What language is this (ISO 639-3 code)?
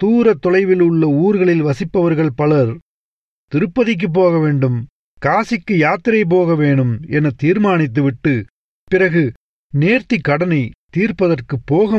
tam